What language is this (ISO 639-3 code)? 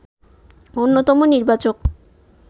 ben